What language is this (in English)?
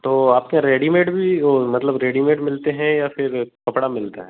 Hindi